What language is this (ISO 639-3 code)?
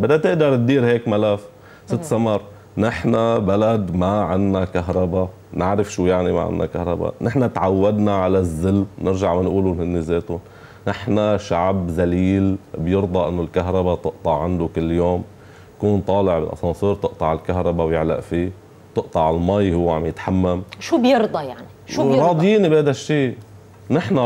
ara